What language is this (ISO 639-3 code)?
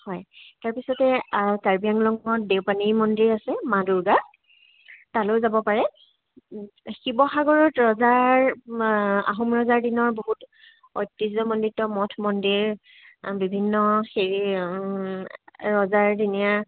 asm